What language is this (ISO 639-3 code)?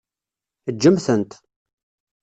kab